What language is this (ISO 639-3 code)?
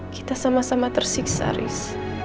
ind